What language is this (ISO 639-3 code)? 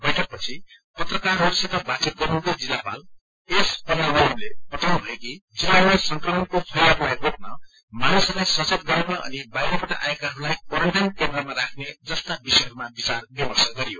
nep